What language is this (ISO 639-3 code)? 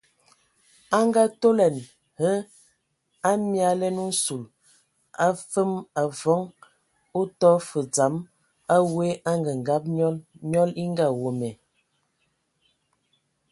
ewo